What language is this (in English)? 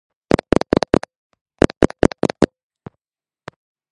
Georgian